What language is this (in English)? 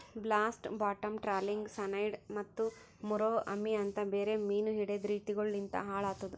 Kannada